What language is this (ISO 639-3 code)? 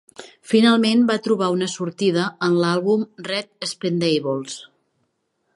cat